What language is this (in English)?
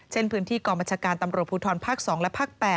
Thai